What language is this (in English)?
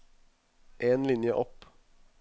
Norwegian